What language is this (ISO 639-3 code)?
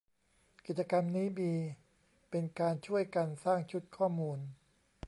tha